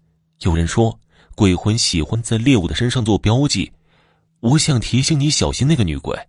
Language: Chinese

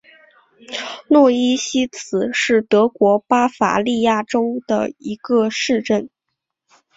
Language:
Chinese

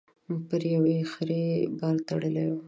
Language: Pashto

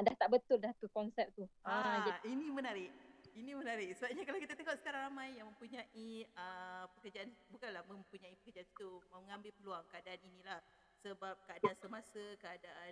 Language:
Malay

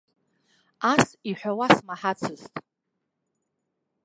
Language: Abkhazian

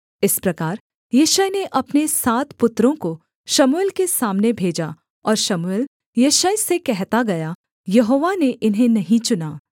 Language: Hindi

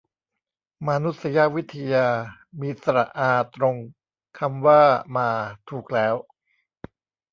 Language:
Thai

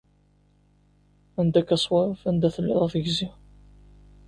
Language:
Kabyle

